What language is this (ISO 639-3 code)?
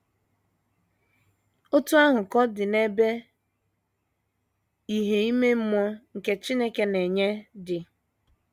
ibo